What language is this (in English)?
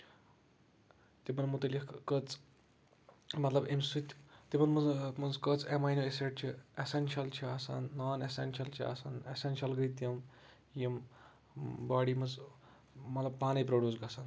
Kashmiri